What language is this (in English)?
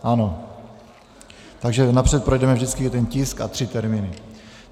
Czech